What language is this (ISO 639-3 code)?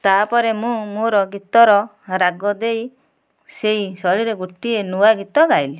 ori